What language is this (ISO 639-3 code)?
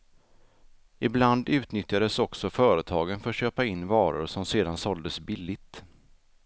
swe